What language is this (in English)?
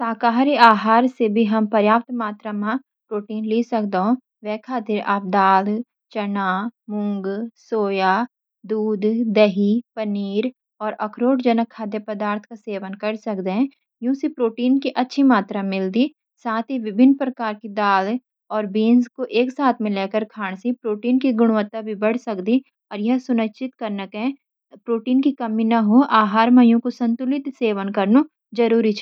Garhwali